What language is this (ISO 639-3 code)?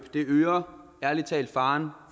dan